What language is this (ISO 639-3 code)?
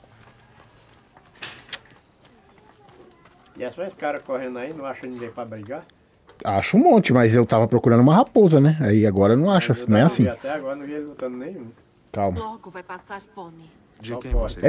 por